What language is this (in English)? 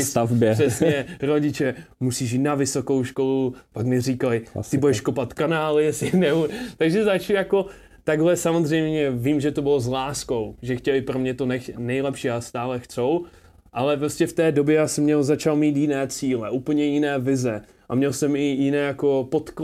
Czech